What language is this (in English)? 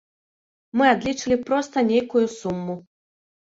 Belarusian